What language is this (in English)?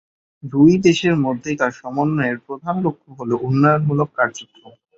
Bangla